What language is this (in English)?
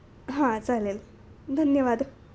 Marathi